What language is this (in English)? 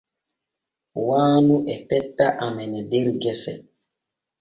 Borgu Fulfulde